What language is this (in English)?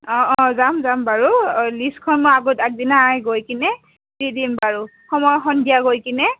Assamese